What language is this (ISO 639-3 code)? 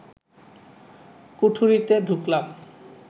ben